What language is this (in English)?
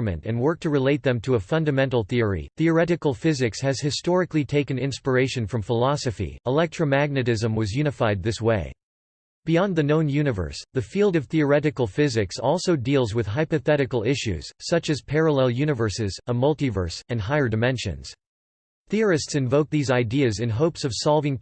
English